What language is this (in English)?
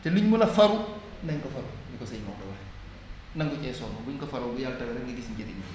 Wolof